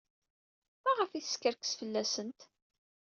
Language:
Kabyle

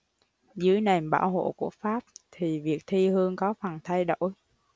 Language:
Vietnamese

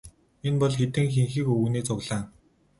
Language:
Mongolian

